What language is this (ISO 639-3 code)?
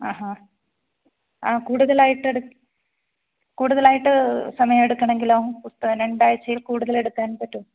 mal